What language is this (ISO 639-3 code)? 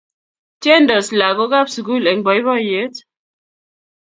kln